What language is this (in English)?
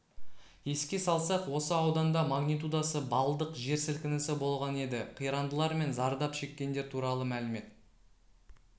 Kazakh